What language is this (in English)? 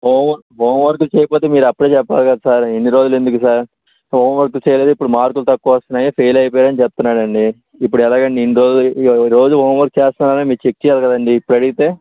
Telugu